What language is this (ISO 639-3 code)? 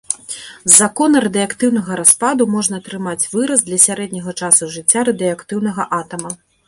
bel